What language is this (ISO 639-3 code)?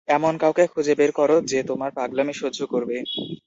ben